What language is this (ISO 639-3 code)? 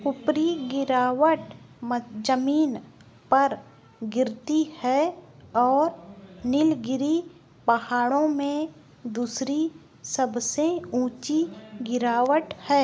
hin